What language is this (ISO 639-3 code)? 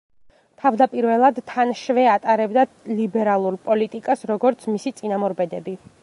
kat